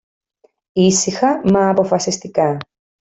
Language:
Greek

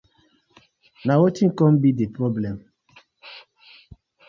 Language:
Nigerian Pidgin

